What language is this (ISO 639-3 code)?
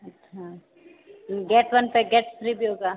hin